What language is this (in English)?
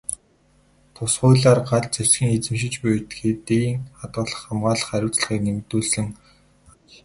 Mongolian